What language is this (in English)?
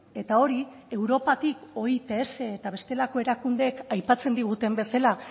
Basque